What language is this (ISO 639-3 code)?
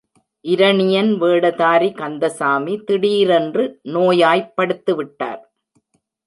tam